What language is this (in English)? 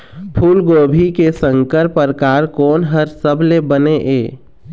Chhattisgarhi